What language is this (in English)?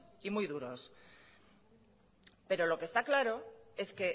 Spanish